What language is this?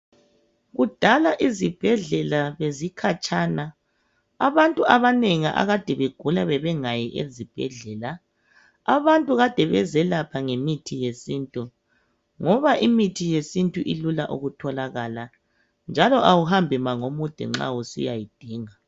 North Ndebele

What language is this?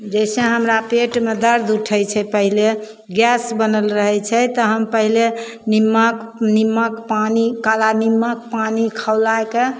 Maithili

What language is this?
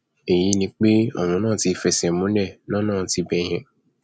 Yoruba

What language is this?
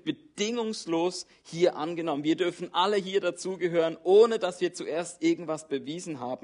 German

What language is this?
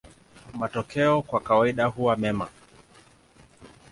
Swahili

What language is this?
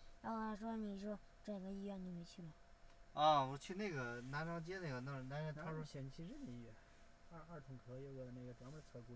Chinese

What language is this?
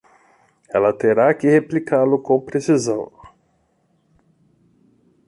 Portuguese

